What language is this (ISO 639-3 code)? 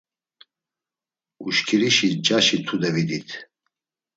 lzz